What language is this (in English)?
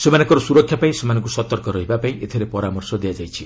Odia